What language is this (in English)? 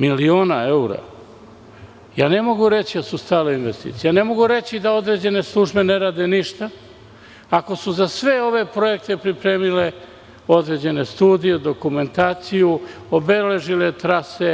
Serbian